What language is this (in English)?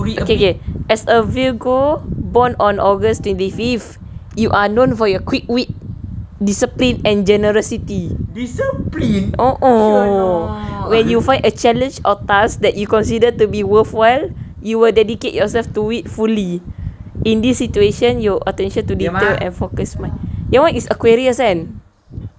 English